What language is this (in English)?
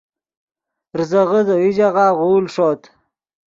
Yidgha